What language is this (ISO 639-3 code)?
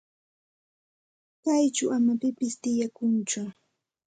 qxt